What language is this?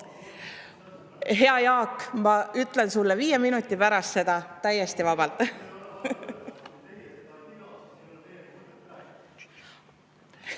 Estonian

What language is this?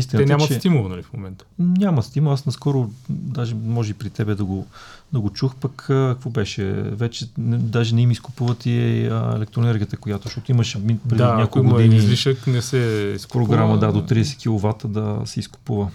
Bulgarian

